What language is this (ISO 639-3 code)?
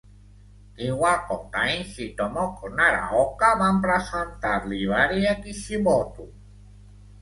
cat